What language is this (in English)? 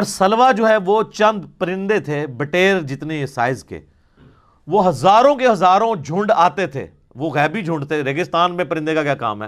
Urdu